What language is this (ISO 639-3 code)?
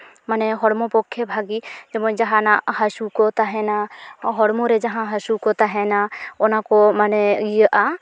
sat